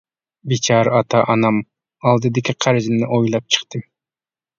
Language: Uyghur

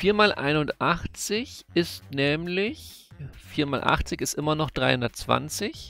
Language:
German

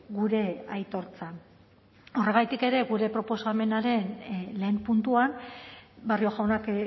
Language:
Basque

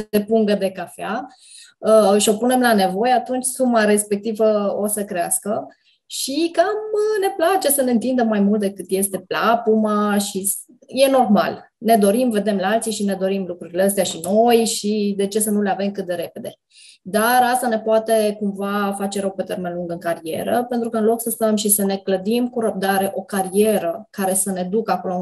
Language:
Romanian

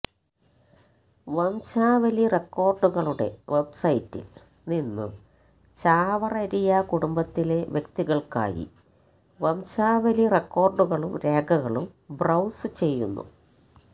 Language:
Malayalam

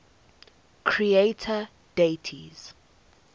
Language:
English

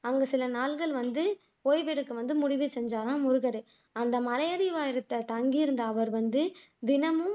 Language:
Tamil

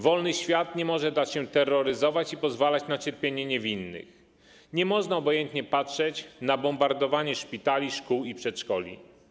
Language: Polish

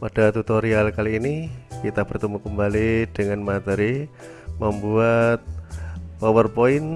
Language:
Indonesian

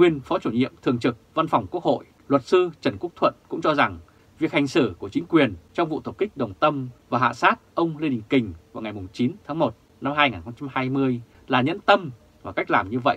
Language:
Vietnamese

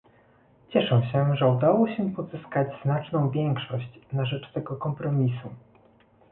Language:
Polish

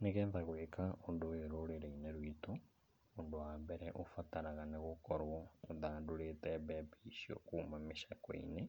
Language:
Kikuyu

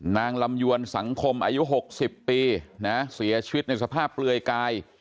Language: Thai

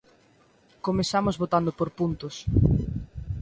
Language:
Galician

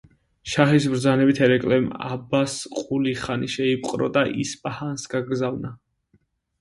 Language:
Georgian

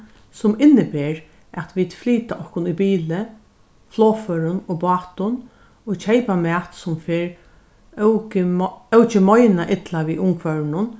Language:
Faroese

